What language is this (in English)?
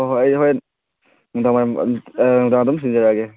Manipuri